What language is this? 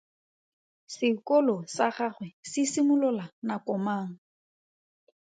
Tswana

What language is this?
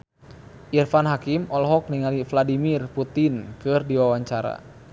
Sundanese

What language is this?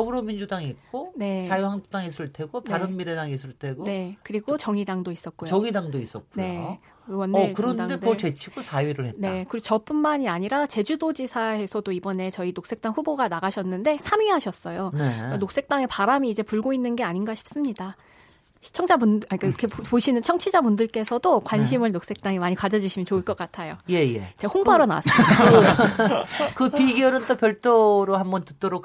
Korean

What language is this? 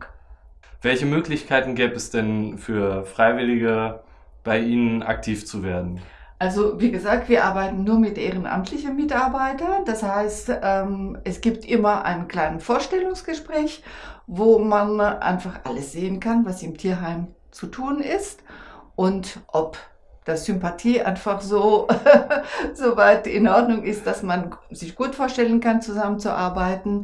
German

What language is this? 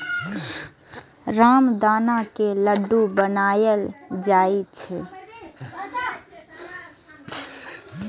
Maithili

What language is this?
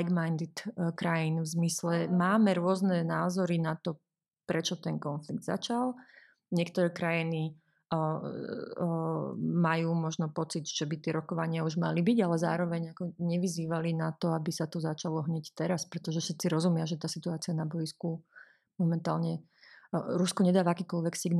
Slovak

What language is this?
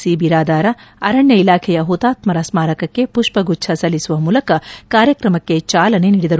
Kannada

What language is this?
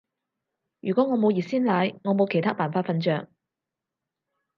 Cantonese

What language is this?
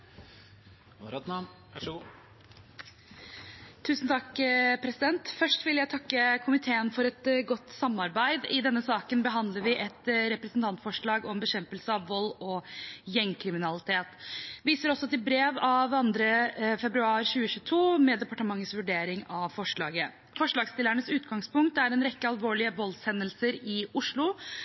Norwegian Bokmål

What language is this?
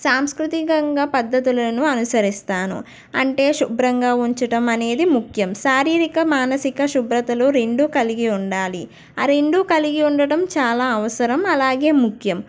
Telugu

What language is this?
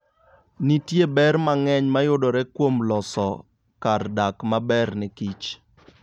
Luo (Kenya and Tanzania)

